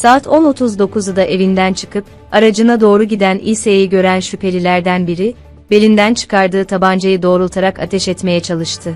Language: Turkish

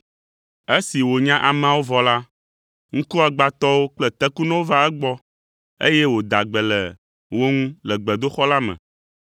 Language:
Ewe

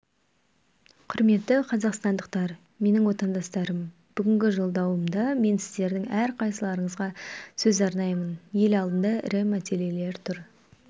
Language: Kazakh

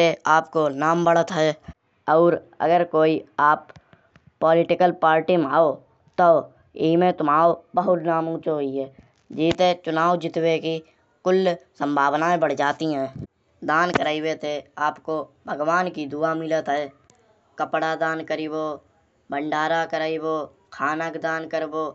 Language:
Kanauji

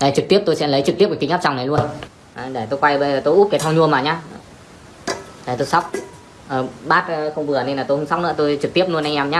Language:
Vietnamese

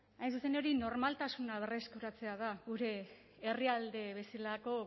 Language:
Basque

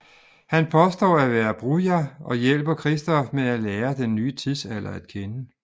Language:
Danish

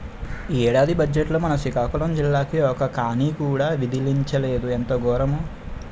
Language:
Telugu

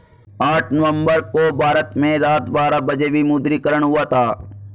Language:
Hindi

